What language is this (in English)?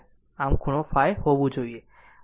Gujarati